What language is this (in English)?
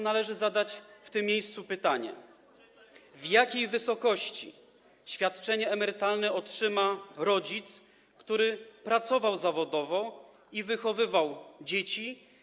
Polish